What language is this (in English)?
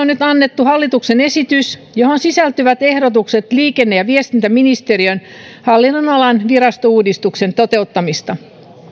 Finnish